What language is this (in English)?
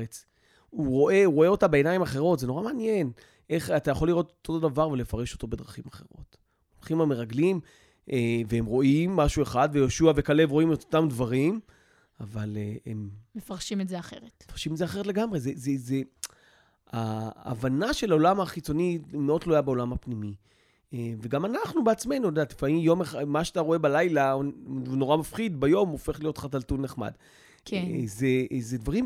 Hebrew